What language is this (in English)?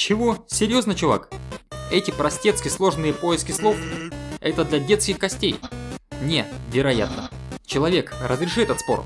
Russian